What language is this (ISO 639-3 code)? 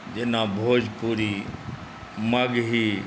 mai